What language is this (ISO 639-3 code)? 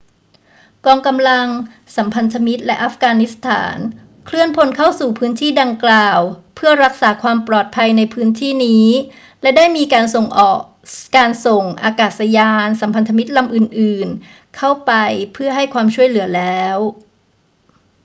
tha